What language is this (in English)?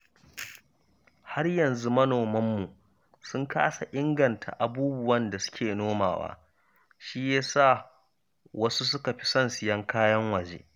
Hausa